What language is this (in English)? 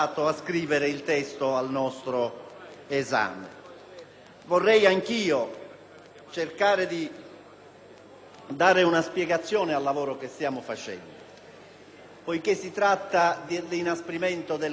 Italian